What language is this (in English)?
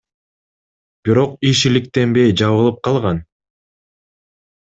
Kyrgyz